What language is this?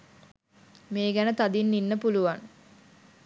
Sinhala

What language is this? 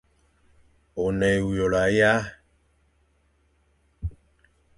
Fang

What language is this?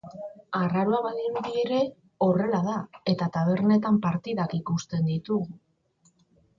Basque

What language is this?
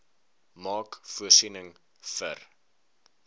Afrikaans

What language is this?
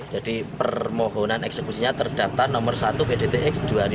Indonesian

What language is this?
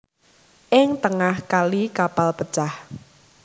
Javanese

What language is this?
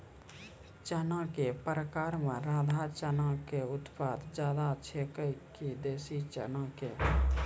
Maithili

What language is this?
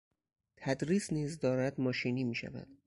Persian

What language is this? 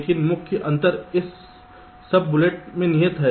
Hindi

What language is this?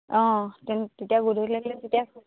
Assamese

